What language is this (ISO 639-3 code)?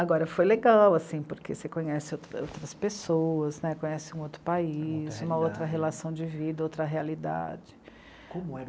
por